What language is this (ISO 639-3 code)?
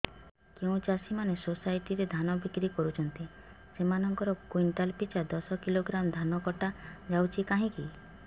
ori